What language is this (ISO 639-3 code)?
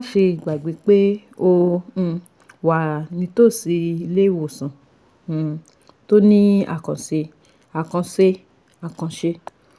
yor